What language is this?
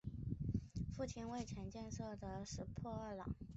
Chinese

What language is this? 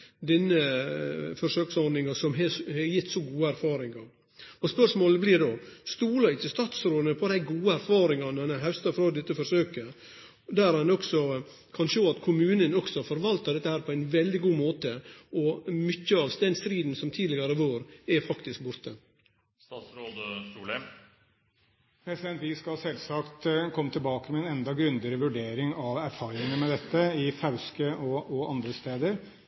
Norwegian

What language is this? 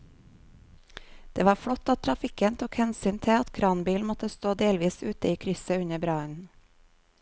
Norwegian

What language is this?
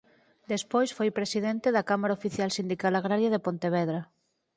Galician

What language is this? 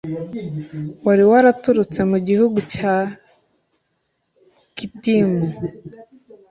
Kinyarwanda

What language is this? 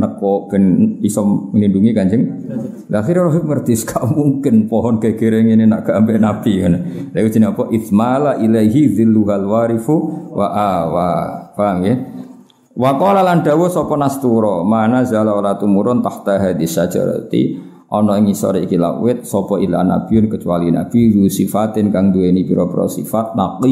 Indonesian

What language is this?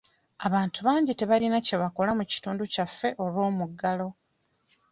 Ganda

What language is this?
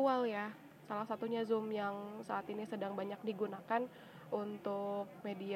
Indonesian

